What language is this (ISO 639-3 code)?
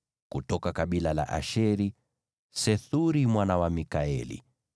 swa